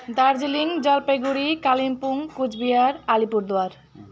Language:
Nepali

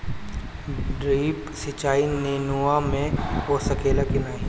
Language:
Bhojpuri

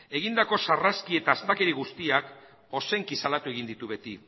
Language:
Basque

